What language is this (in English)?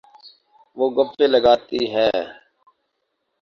Urdu